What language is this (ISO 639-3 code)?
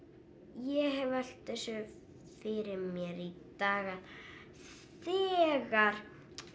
isl